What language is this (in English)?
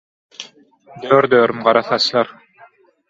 Turkmen